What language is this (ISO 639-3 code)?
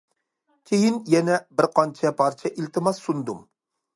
uig